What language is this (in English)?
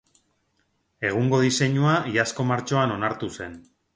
Basque